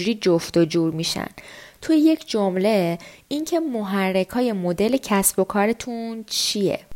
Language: Persian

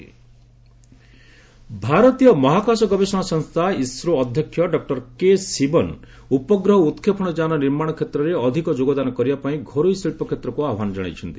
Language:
Odia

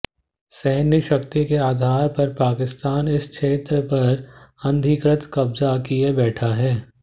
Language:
Hindi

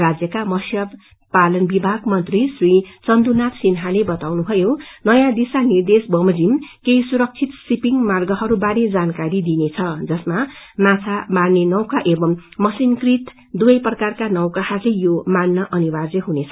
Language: Nepali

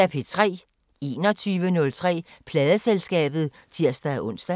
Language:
Danish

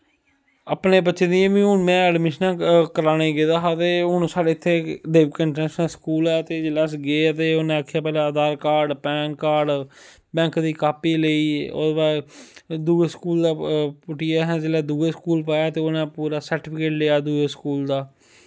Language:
Dogri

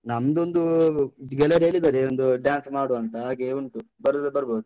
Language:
Kannada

